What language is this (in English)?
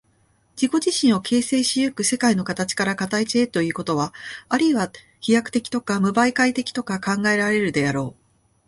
Japanese